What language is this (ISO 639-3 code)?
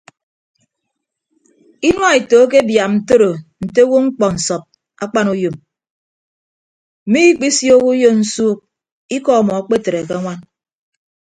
ibb